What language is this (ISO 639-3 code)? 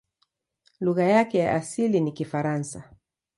swa